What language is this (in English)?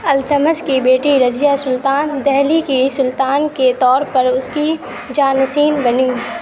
Urdu